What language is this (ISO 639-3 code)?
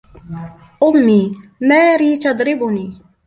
ara